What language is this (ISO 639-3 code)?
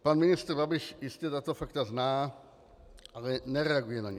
ces